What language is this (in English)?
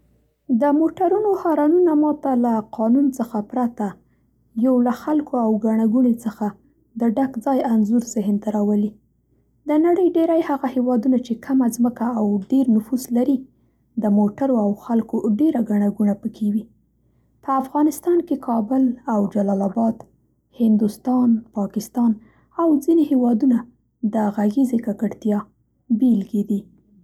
Central Pashto